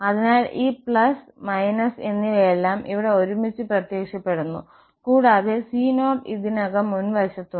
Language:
Malayalam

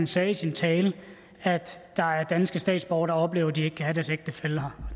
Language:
Danish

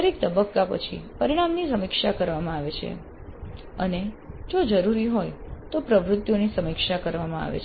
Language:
Gujarati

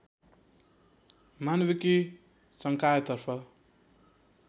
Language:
Nepali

